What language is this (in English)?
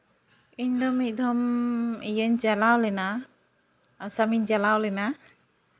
Santali